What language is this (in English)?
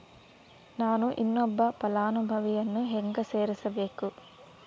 Kannada